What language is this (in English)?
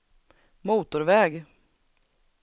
Swedish